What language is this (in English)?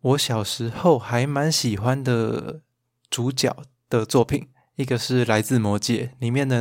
Chinese